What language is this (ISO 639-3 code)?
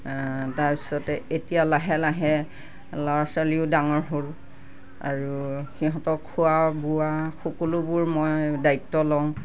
asm